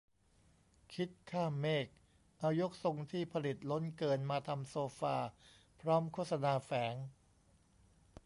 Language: Thai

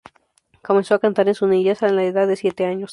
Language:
Spanish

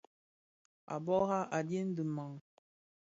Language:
Bafia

